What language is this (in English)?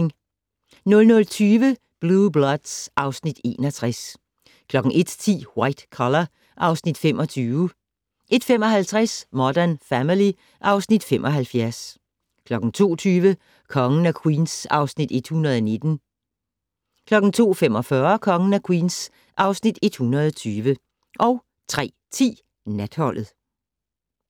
Danish